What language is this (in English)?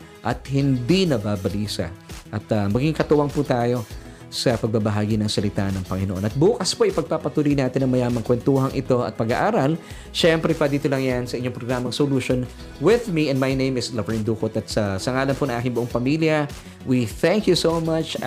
Filipino